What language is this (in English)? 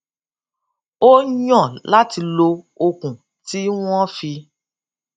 Yoruba